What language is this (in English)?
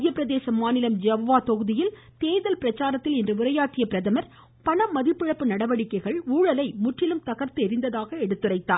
Tamil